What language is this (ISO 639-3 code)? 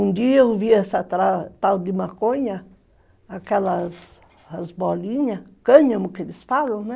por